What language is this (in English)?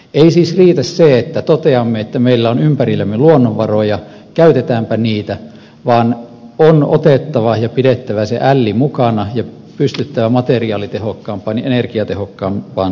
Finnish